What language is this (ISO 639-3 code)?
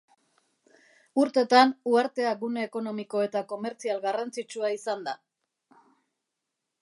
eus